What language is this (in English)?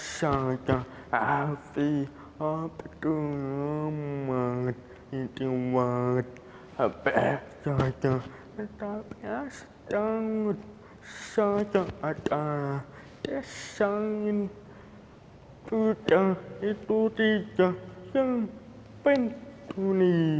Indonesian